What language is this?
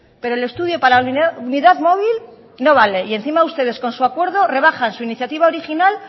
Spanish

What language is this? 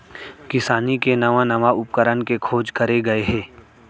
Chhattisgarhi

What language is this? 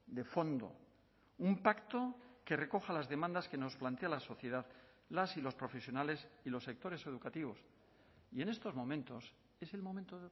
Spanish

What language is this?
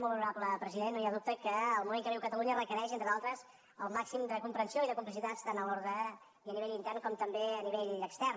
Catalan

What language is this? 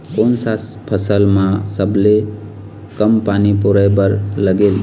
Chhattisgarhi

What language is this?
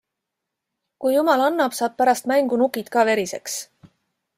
Estonian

